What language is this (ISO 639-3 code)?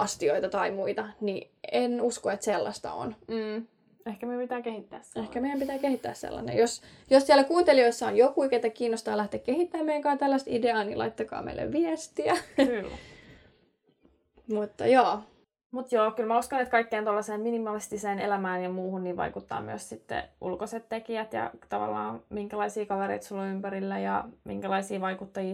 fin